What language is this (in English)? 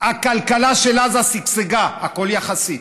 Hebrew